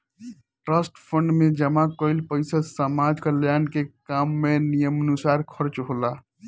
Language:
Bhojpuri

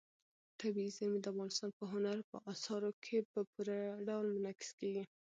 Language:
Pashto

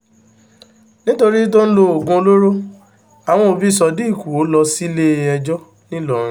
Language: Yoruba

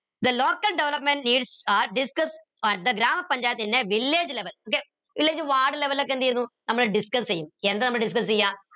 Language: Malayalam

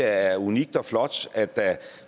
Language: Danish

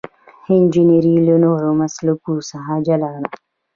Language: Pashto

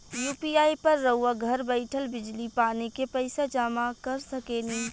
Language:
Bhojpuri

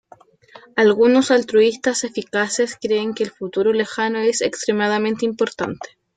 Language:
Spanish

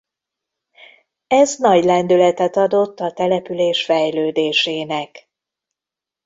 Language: Hungarian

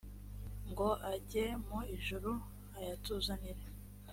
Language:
Kinyarwanda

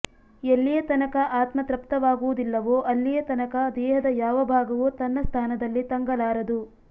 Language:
Kannada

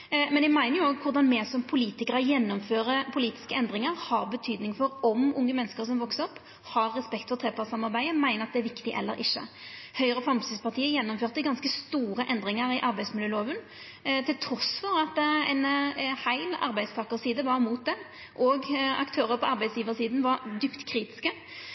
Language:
Norwegian Nynorsk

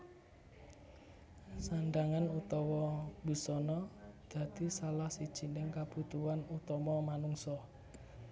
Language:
Javanese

